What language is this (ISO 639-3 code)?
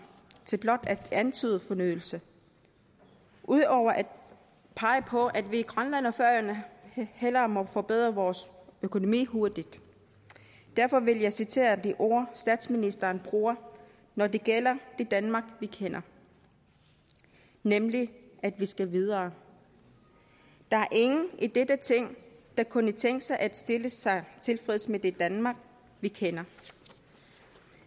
dan